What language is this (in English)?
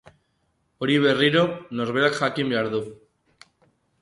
Basque